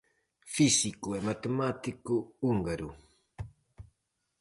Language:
Galician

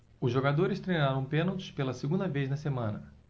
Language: Portuguese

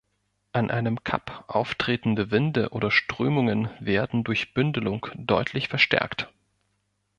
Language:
German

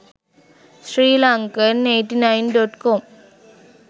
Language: Sinhala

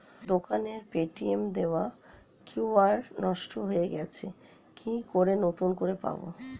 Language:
Bangla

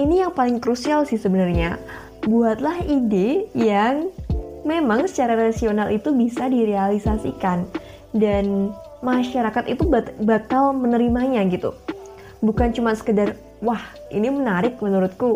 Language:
Indonesian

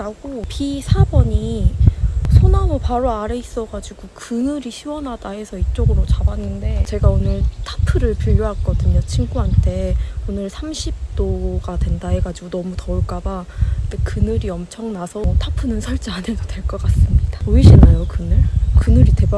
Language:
Korean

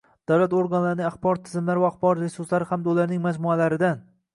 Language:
Uzbek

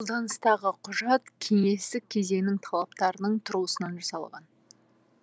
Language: Kazakh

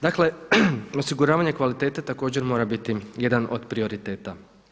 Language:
Croatian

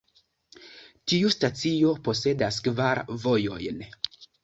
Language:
Esperanto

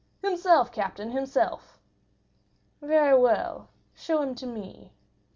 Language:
English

